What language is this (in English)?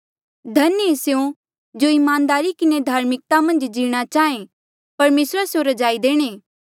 Mandeali